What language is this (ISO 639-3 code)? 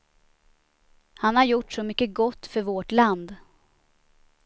swe